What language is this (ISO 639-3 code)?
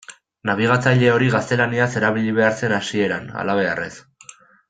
eus